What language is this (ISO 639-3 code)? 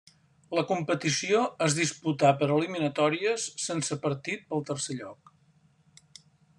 cat